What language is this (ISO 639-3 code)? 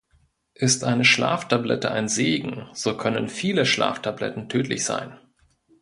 deu